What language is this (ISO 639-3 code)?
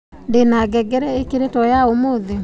kik